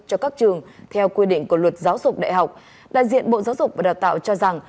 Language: Vietnamese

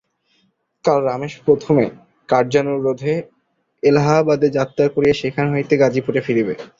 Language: Bangla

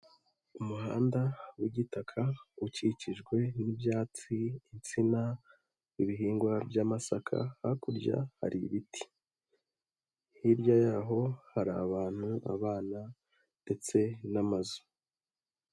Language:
Kinyarwanda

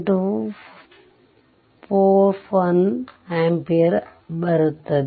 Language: Kannada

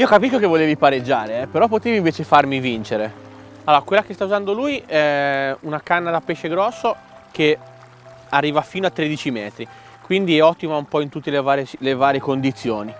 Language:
Italian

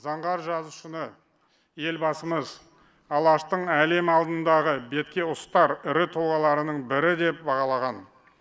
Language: Kazakh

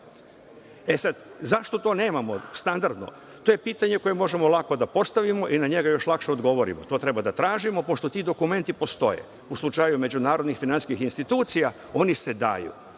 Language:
Serbian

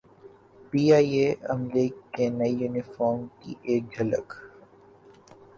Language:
Urdu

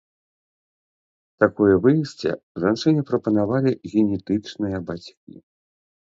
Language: Belarusian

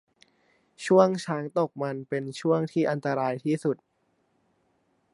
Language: Thai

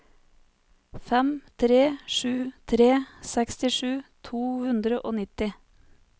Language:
Norwegian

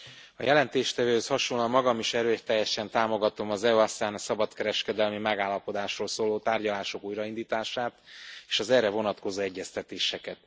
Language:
Hungarian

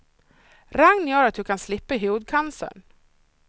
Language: Swedish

